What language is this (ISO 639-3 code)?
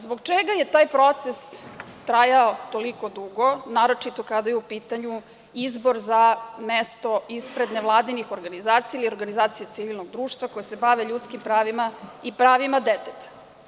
srp